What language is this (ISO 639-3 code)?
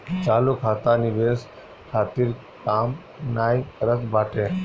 bho